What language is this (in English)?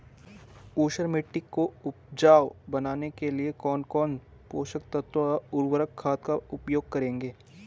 Hindi